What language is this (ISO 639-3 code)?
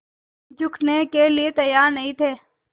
hin